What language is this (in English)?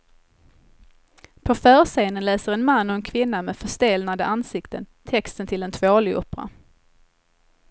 Swedish